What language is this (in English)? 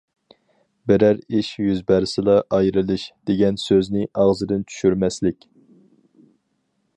Uyghur